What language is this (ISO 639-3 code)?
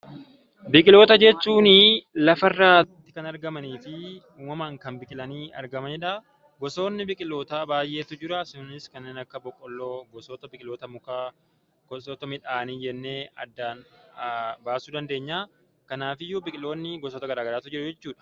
orm